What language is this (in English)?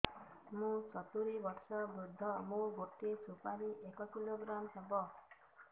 Odia